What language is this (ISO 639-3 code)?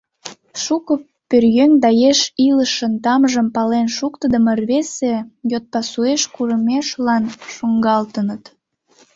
chm